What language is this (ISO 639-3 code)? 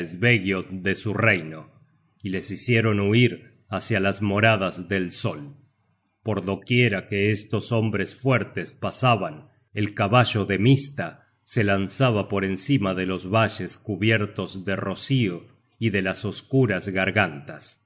spa